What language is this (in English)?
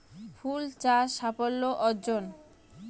Bangla